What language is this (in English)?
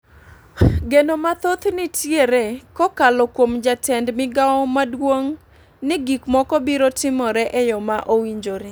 Luo (Kenya and Tanzania)